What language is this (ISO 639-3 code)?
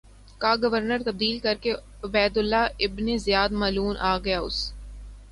urd